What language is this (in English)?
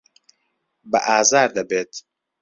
Central Kurdish